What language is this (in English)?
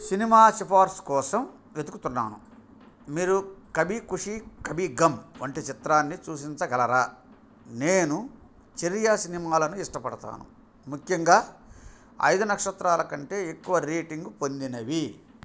Telugu